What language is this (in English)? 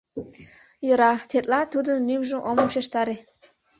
Mari